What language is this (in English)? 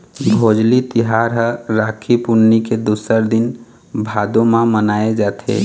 Chhattisgarhi